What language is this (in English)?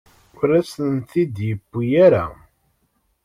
Kabyle